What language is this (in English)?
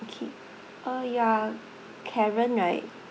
English